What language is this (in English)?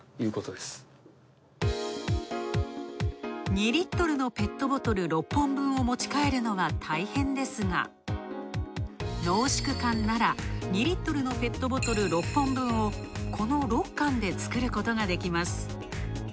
Japanese